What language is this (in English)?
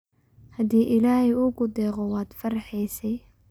Somali